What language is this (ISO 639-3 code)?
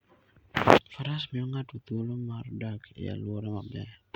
luo